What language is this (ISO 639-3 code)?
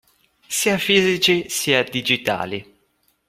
ita